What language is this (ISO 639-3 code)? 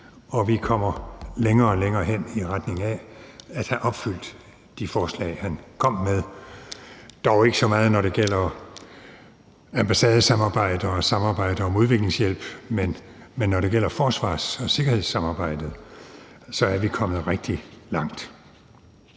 dan